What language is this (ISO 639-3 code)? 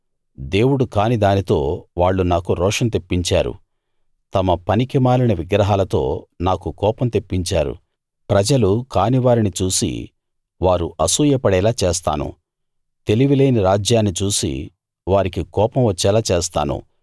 tel